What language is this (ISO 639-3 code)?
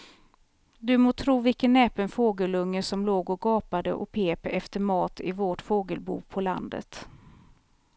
swe